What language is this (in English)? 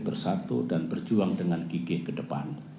Indonesian